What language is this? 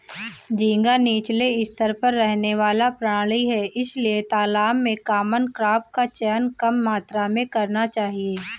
Hindi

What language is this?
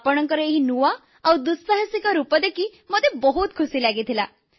Odia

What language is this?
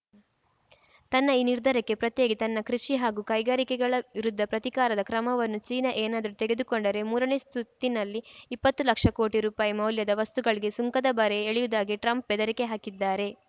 Kannada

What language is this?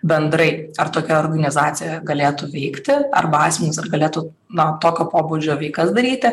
Lithuanian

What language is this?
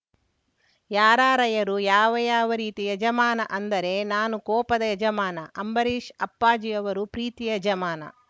Kannada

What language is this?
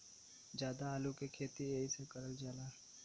Bhojpuri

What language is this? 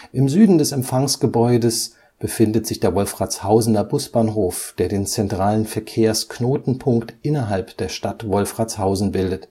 German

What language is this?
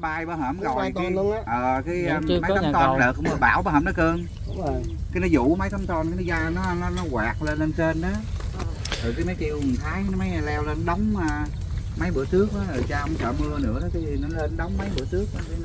Vietnamese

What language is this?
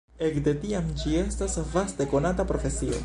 Esperanto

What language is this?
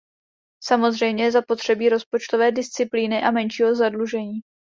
Czech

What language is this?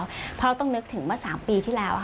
Thai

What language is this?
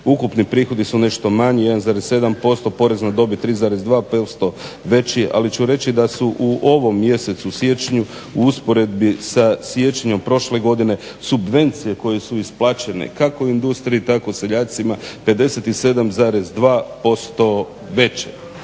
Croatian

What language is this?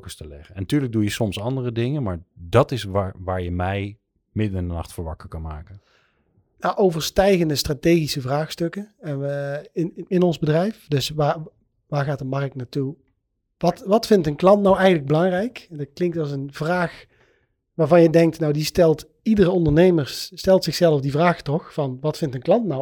Dutch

